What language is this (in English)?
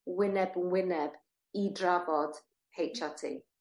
Welsh